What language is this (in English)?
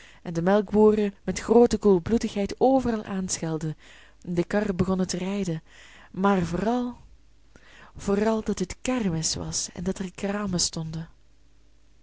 Dutch